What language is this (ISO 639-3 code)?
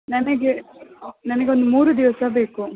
kan